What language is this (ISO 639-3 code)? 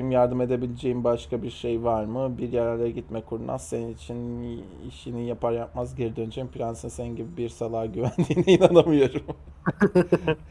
tur